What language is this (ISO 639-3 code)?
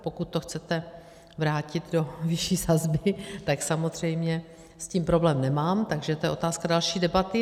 ces